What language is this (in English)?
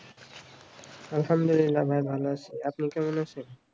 Bangla